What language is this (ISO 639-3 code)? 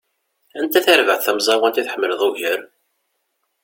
kab